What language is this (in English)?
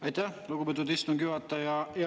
Estonian